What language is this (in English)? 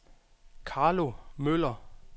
Danish